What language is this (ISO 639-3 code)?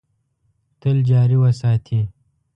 pus